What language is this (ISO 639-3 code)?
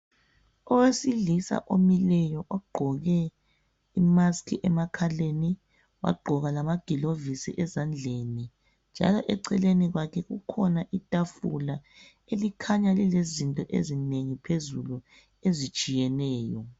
nde